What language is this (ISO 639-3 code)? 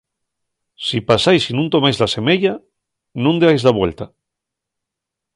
ast